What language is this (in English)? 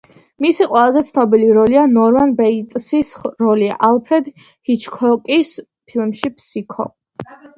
Georgian